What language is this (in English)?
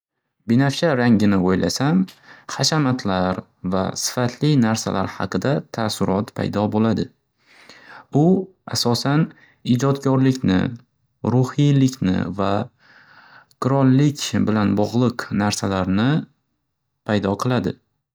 Uzbek